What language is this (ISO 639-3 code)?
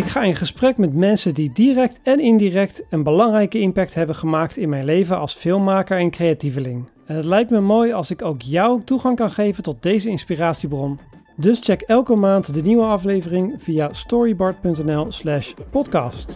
nld